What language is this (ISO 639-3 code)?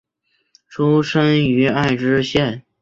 zho